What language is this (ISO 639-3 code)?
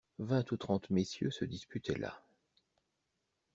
fra